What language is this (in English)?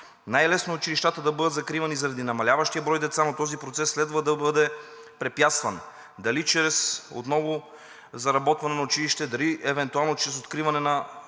Bulgarian